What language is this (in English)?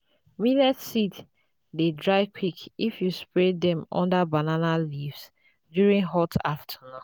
Nigerian Pidgin